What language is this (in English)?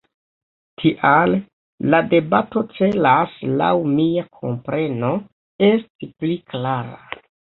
Esperanto